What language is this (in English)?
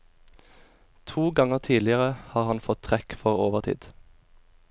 Norwegian